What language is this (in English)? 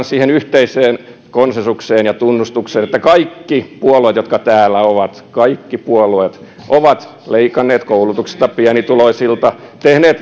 Finnish